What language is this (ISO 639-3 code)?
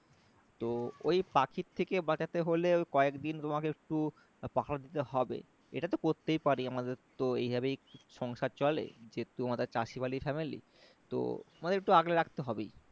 ben